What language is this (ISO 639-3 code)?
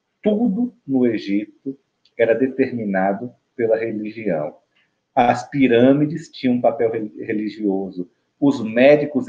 por